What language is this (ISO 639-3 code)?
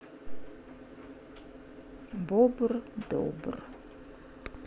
rus